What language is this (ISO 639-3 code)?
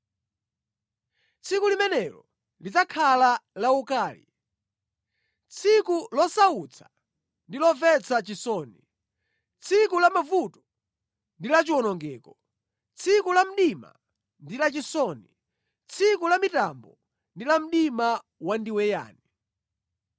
nya